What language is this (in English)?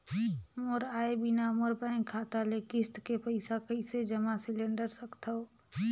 Chhattisgarhi